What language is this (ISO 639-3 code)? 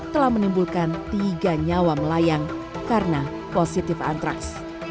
ind